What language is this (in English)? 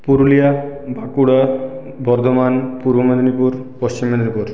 Bangla